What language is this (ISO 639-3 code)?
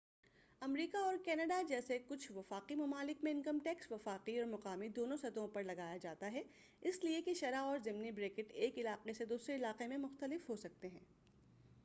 urd